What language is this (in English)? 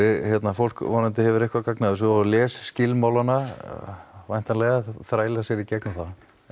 Icelandic